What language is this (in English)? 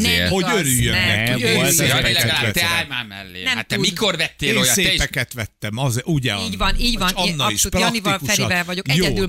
Hungarian